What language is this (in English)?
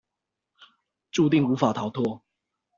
Chinese